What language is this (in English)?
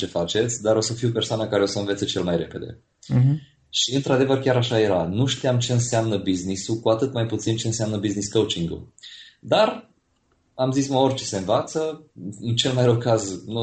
Romanian